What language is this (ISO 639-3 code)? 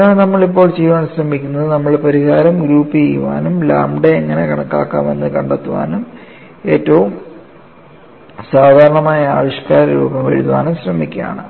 mal